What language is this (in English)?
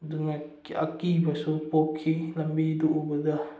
Manipuri